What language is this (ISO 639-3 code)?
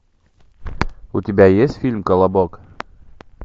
rus